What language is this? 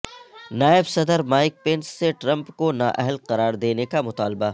Urdu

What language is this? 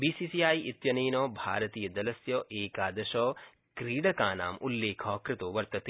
Sanskrit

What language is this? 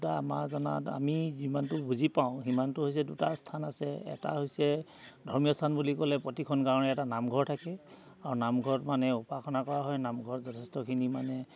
Assamese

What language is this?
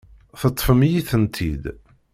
Kabyle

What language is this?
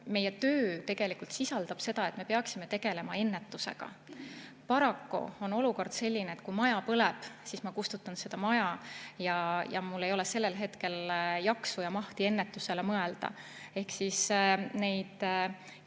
Estonian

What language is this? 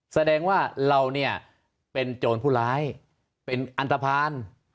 Thai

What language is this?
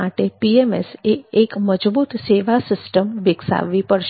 Gujarati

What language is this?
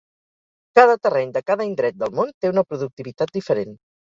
Catalan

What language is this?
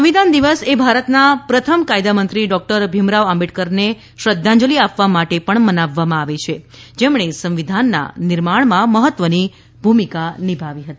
Gujarati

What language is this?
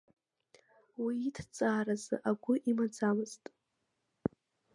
Abkhazian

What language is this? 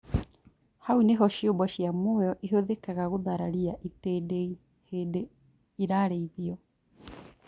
Kikuyu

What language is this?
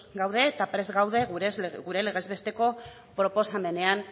Basque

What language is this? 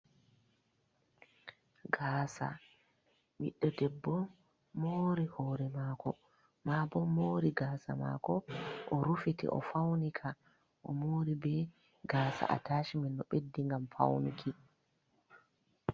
Fula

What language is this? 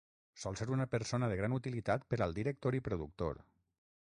Catalan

